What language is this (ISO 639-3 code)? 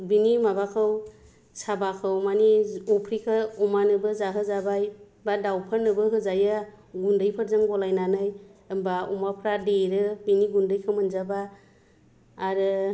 brx